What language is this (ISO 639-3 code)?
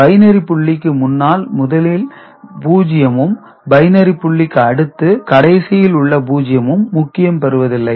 tam